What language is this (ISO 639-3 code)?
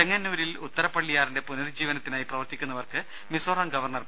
mal